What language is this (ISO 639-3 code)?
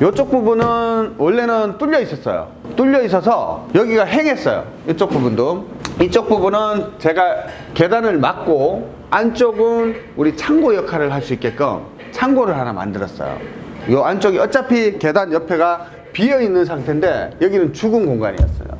kor